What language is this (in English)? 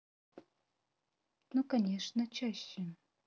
Russian